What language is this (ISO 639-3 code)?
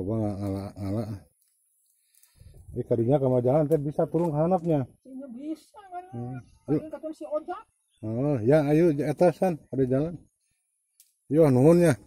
ind